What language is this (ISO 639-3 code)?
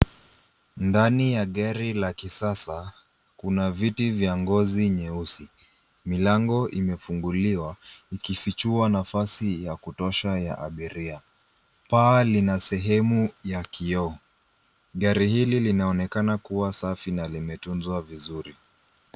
swa